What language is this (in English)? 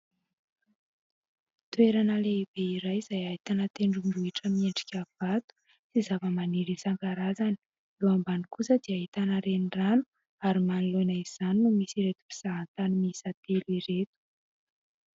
Malagasy